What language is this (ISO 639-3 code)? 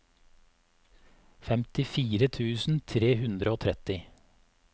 nor